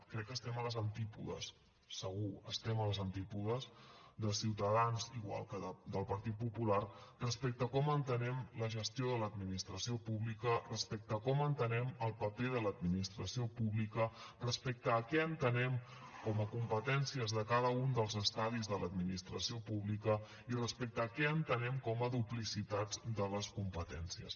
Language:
Catalan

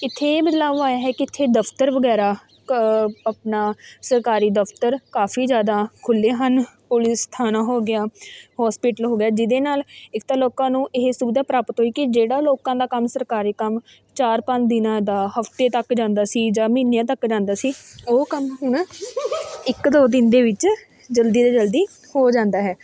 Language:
Punjabi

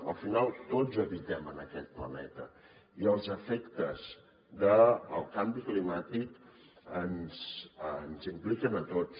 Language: Catalan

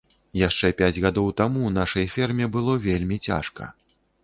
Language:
Belarusian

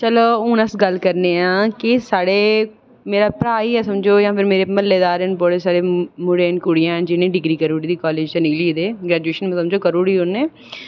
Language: Dogri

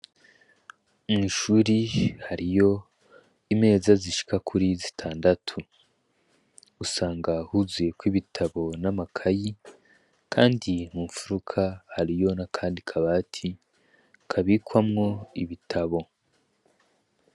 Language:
Rundi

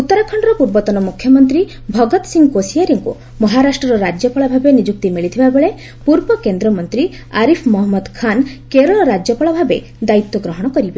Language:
Odia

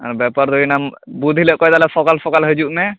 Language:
Santali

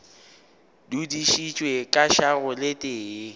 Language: Northern Sotho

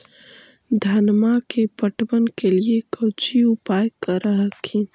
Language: Magahi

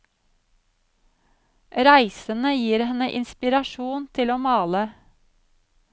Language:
Norwegian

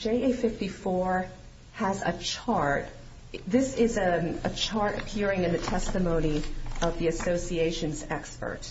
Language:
English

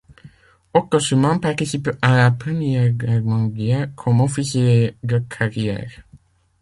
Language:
French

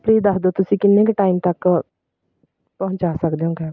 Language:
Punjabi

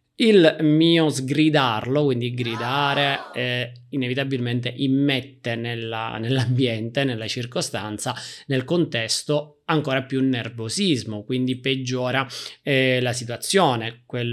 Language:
Italian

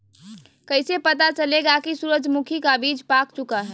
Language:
Magahi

